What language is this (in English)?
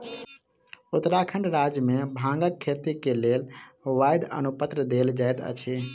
Maithili